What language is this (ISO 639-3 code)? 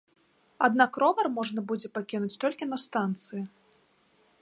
bel